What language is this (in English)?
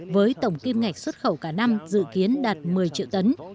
Vietnamese